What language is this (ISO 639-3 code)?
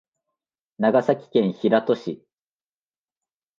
jpn